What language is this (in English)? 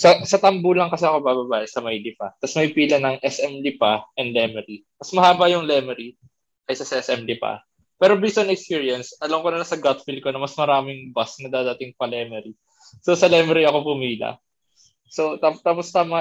Filipino